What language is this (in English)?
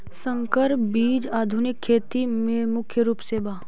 Magahi